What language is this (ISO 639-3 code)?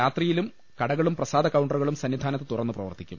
mal